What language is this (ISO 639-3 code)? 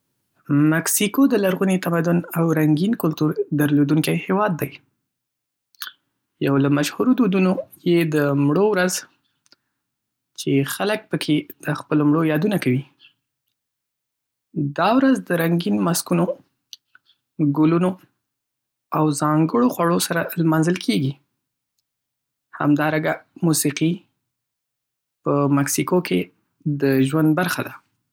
pus